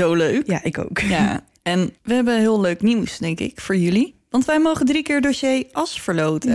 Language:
Dutch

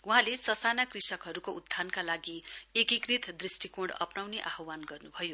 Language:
Nepali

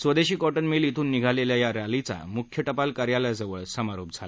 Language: Marathi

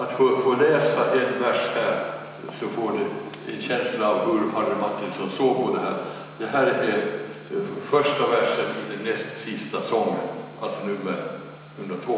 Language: Swedish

